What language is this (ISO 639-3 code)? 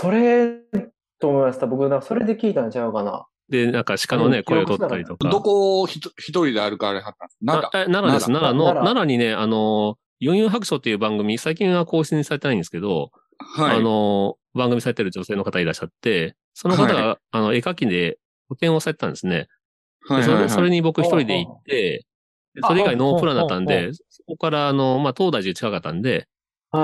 jpn